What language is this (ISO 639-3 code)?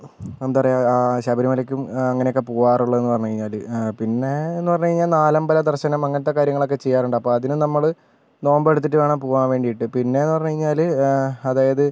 mal